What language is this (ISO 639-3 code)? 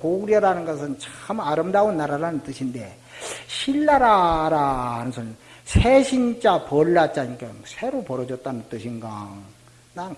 kor